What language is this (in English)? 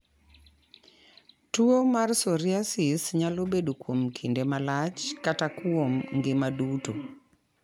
Luo (Kenya and Tanzania)